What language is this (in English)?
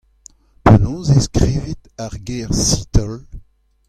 Breton